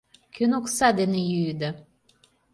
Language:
Mari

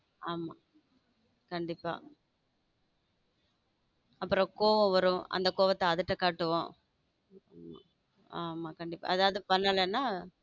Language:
Tamil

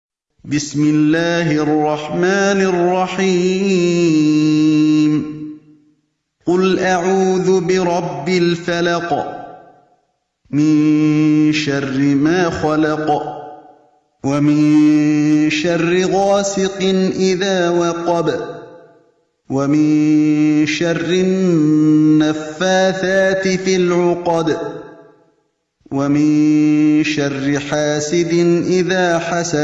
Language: Arabic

